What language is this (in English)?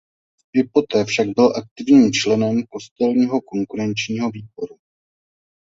Czech